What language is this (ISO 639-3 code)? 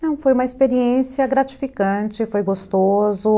por